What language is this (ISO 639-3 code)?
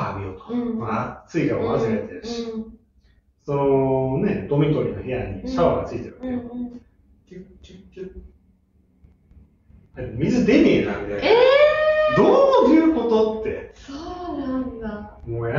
jpn